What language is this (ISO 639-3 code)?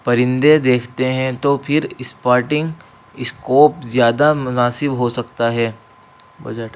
urd